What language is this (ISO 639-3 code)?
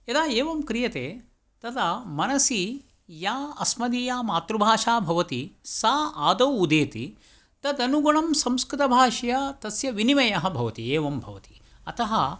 san